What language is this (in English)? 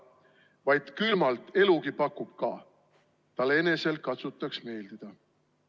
Estonian